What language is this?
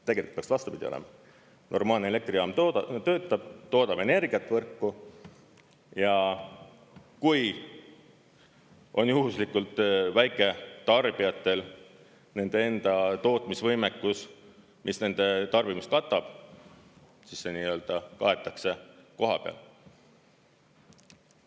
Estonian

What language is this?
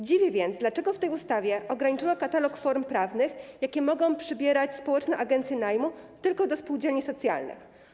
Polish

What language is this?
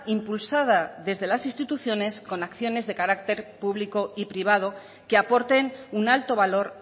Spanish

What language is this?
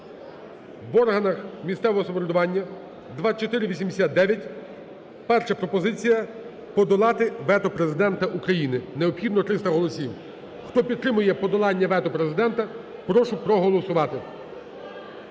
Ukrainian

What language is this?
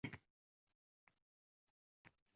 Uzbek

